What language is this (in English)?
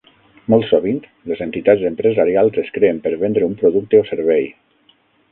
Catalan